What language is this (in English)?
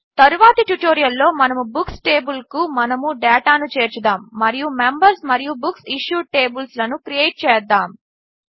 Telugu